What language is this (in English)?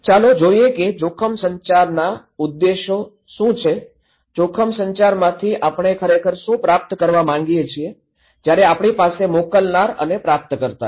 Gujarati